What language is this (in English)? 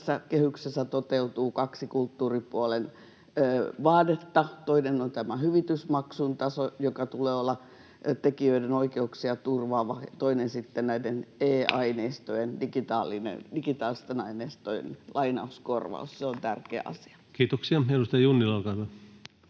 Finnish